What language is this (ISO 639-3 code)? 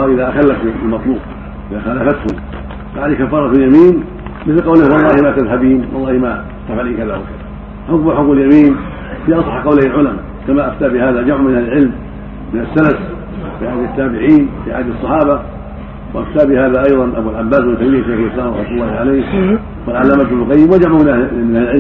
ara